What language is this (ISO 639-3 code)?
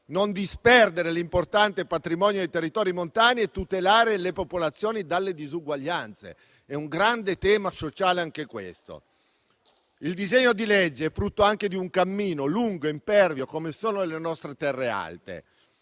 ita